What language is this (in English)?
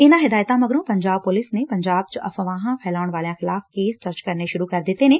Punjabi